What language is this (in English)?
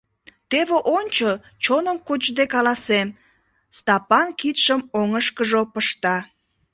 Mari